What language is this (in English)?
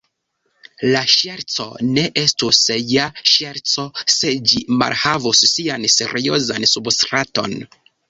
Esperanto